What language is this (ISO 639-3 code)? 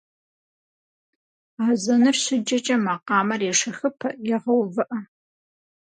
kbd